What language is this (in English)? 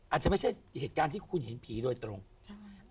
Thai